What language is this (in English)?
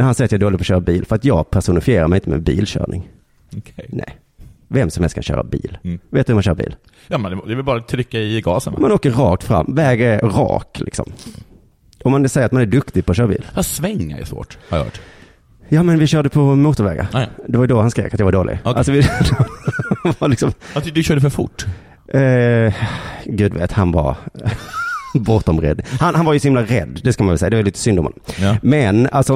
Swedish